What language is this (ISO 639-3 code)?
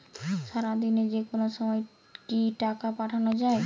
ben